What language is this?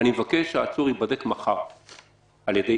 Hebrew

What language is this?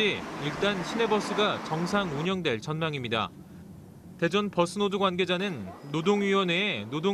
Korean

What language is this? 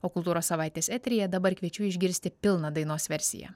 Lithuanian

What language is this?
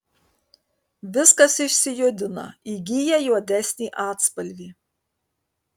Lithuanian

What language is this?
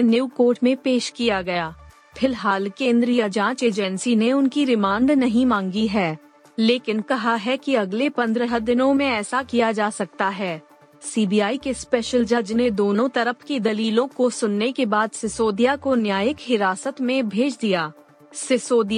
Hindi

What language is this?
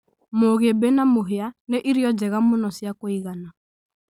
Kikuyu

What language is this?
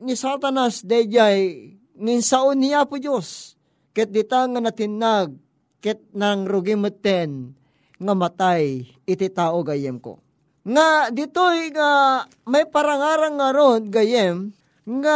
Filipino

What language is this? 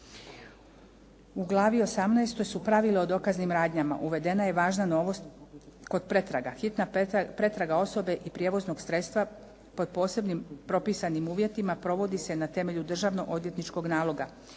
Croatian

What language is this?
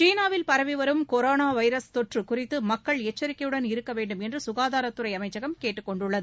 Tamil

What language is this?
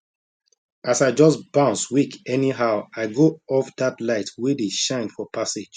Nigerian Pidgin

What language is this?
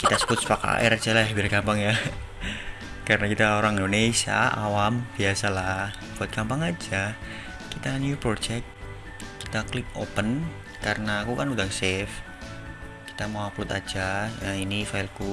Indonesian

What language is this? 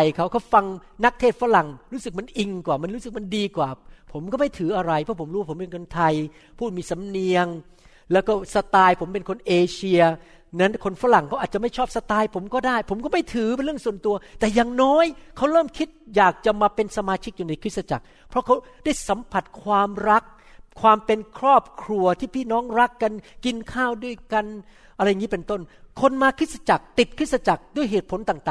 Thai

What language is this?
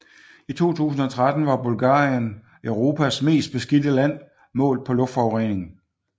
Danish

